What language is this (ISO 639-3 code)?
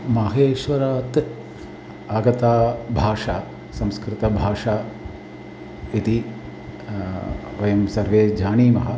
san